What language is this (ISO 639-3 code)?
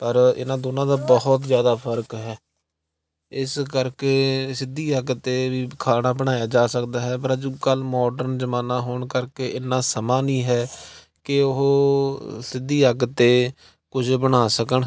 pan